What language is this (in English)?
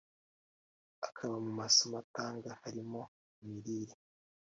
Kinyarwanda